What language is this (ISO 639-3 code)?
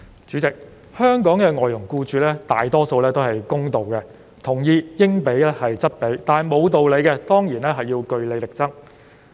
yue